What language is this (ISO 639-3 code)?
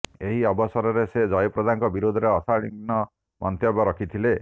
ori